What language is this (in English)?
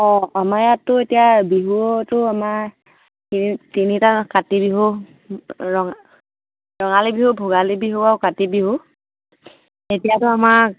Assamese